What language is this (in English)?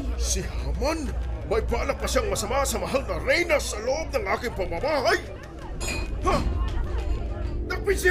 Filipino